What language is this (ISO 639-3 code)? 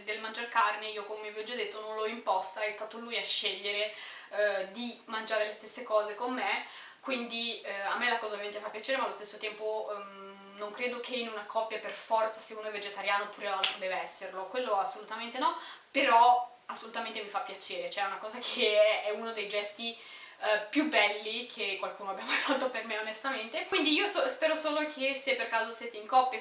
ita